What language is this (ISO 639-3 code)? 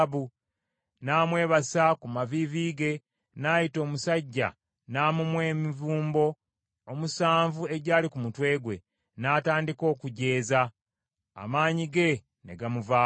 lug